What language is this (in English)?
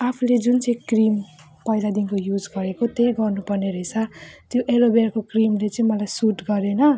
Nepali